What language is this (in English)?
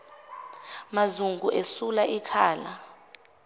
Zulu